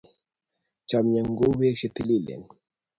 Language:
Kalenjin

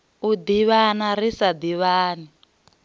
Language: Venda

